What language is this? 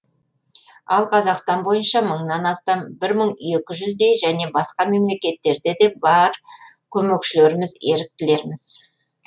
Kazakh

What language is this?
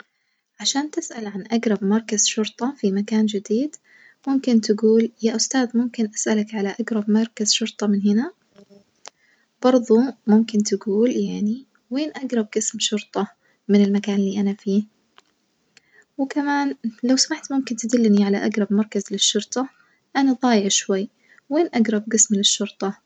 Najdi Arabic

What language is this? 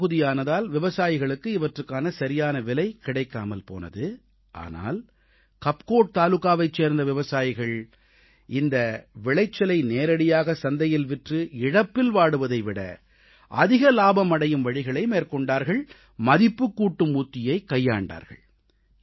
Tamil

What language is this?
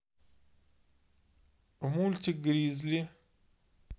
Russian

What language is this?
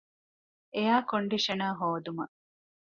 Divehi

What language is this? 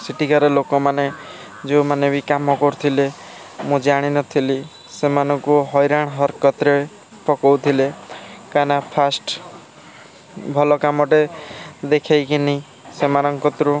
Odia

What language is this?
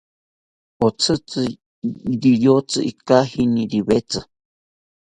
South Ucayali Ashéninka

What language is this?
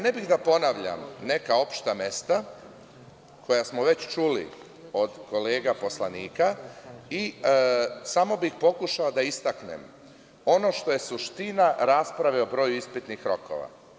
Serbian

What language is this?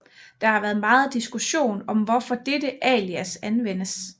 Danish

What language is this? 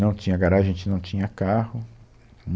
Portuguese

